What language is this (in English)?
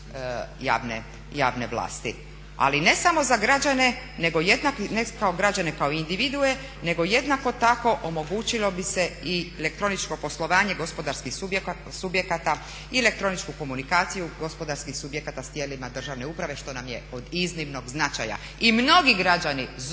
Croatian